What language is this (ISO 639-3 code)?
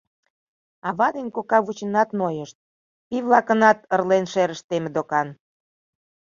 chm